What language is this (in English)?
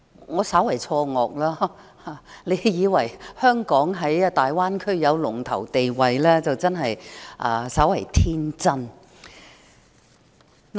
Cantonese